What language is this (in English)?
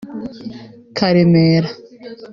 Kinyarwanda